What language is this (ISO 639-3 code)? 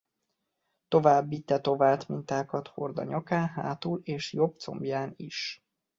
hun